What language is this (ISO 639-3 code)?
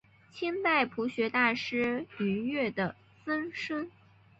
zho